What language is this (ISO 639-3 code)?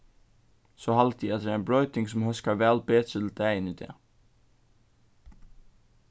fao